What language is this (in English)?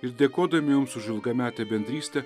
Lithuanian